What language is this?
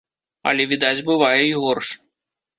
Belarusian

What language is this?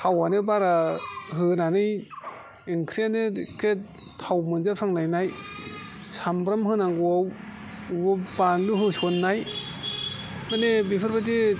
Bodo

